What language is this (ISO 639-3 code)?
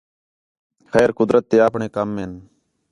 xhe